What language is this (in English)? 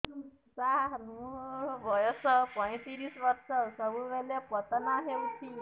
Odia